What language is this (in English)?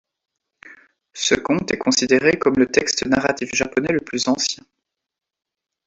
French